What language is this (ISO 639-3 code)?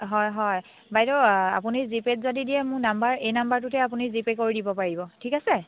asm